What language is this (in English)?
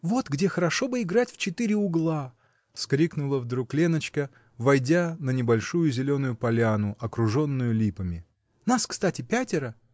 Russian